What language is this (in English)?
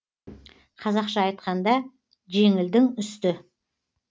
Kazakh